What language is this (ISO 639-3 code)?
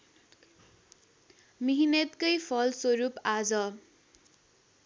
nep